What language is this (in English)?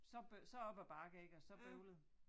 Danish